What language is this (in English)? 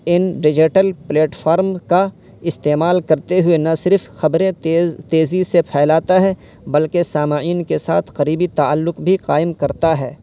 Urdu